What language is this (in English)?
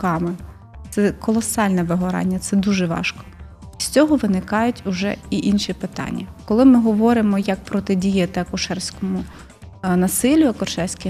Ukrainian